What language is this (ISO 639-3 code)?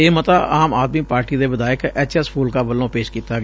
pan